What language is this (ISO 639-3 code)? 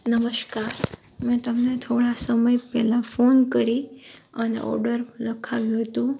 guj